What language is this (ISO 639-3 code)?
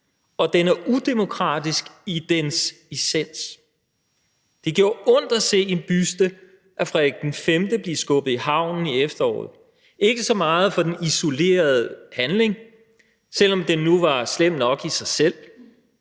dan